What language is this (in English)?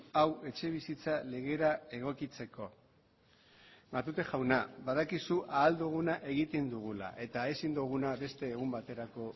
Basque